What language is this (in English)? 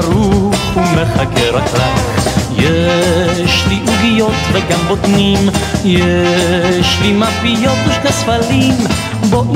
Hebrew